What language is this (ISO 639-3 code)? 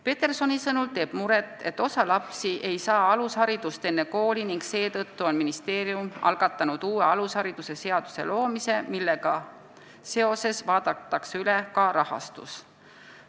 est